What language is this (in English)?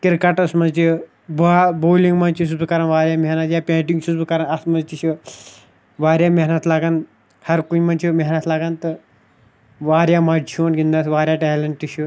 Kashmiri